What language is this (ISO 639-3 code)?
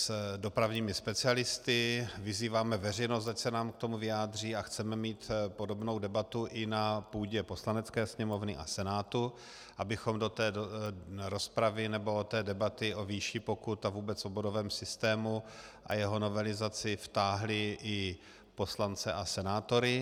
ces